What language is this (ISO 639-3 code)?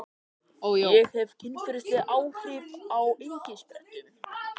isl